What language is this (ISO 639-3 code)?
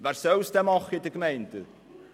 gsw